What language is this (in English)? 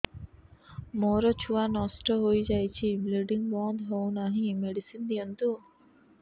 Odia